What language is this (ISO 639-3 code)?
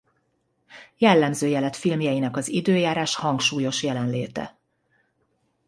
hun